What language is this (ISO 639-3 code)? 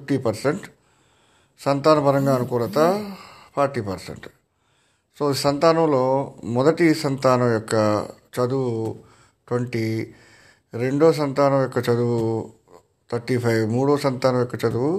tel